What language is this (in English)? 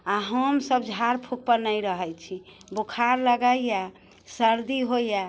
Maithili